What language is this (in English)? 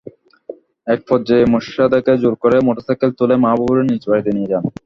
Bangla